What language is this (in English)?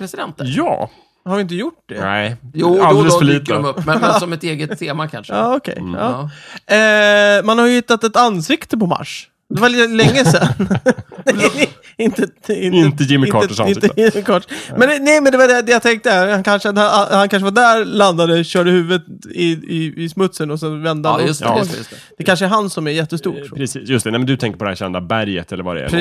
Swedish